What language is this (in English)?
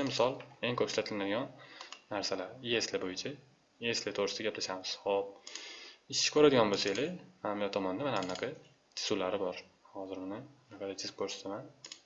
Turkish